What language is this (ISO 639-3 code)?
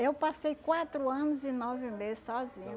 por